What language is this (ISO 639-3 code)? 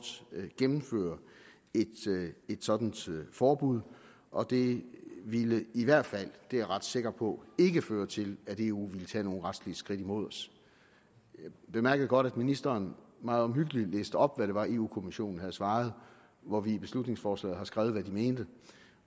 dan